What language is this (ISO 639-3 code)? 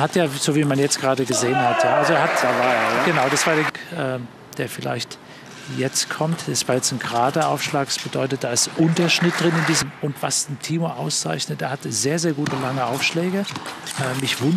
deu